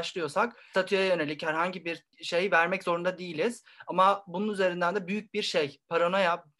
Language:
Turkish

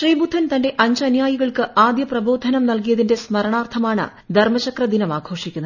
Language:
Malayalam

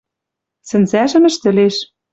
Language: Western Mari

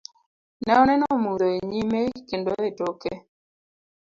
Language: Luo (Kenya and Tanzania)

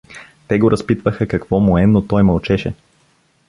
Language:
Bulgarian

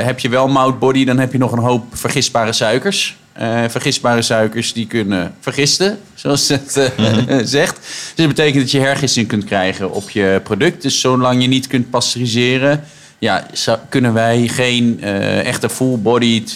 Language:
Dutch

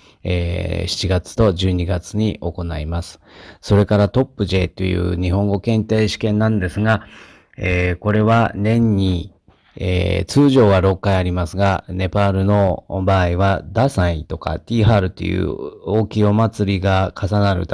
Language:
Japanese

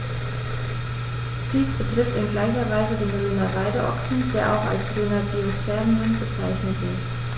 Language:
German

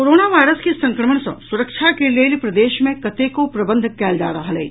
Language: Maithili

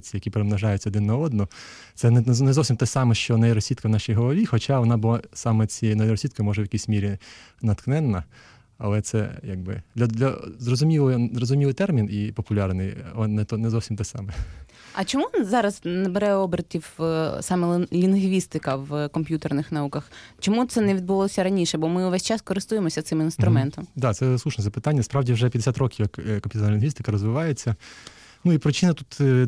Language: Ukrainian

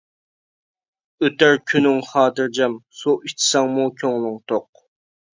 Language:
Uyghur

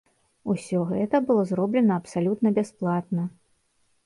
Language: Belarusian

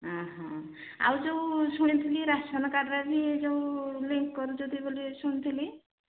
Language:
Odia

